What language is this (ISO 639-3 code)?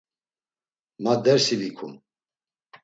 lzz